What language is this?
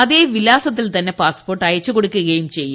Malayalam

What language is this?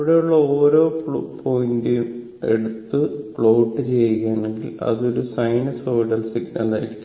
Malayalam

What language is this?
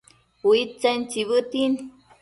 Matsés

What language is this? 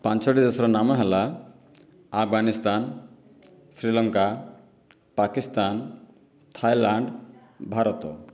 Odia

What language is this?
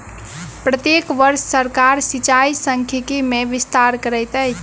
Maithili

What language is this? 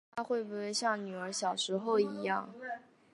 Chinese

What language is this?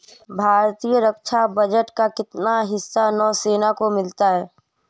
Hindi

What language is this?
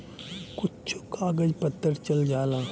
Bhojpuri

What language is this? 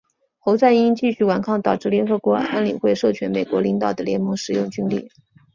Chinese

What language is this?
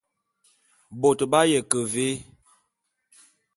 Bulu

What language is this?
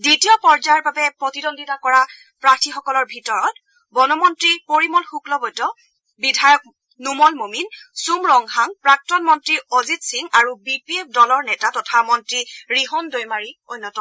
Assamese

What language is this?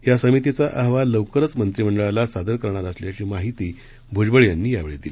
Marathi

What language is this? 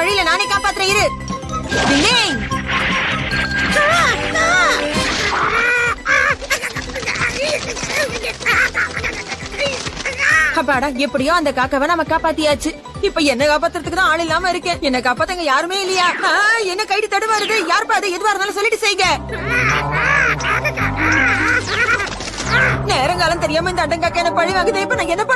Indonesian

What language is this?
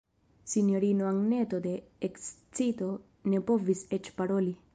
Esperanto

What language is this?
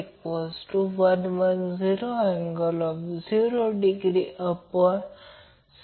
Marathi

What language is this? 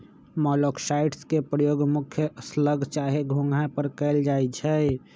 Magahi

